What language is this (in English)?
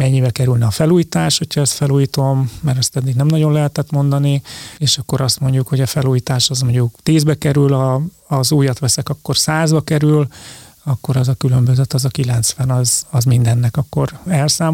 Hungarian